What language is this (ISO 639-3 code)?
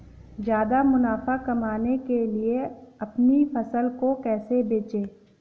hin